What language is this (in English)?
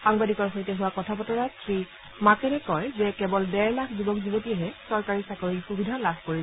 Assamese